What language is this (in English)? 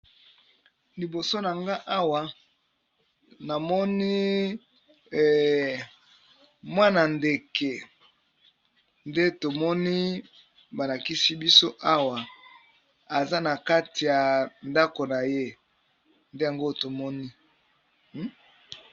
Lingala